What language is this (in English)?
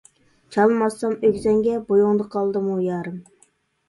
Uyghur